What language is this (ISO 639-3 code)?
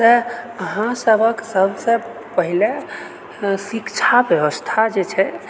mai